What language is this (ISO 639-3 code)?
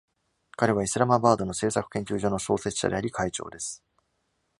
jpn